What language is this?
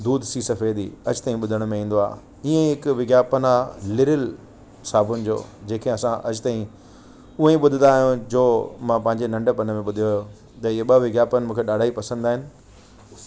Sindhi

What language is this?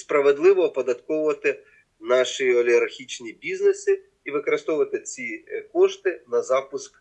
Ukrainian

